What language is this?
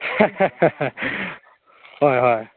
Manipuri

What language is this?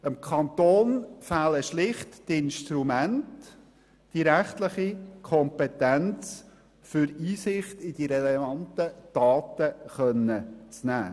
Swiss German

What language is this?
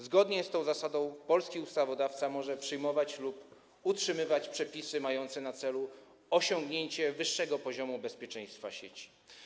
Polish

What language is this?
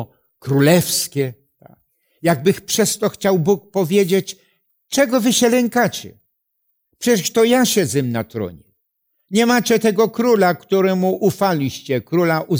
Polish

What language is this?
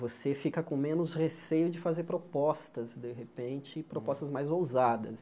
Portuguese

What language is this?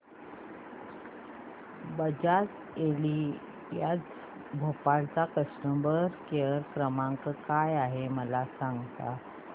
Marathi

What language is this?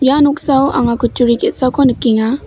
Garo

